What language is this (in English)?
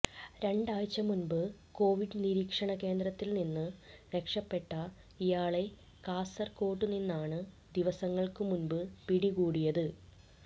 Malayalam